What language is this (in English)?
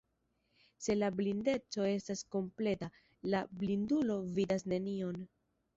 Esperanto